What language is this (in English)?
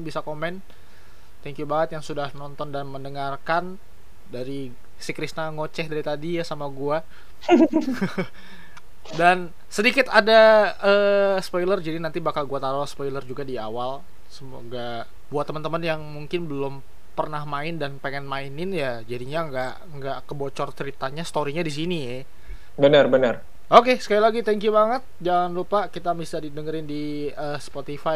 Indonesian